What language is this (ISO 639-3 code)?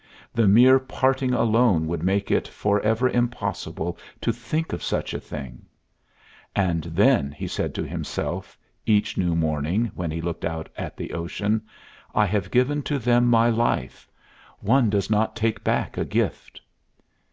eng